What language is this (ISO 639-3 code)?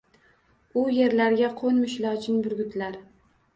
uzb